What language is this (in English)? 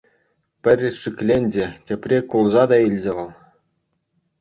Chuvash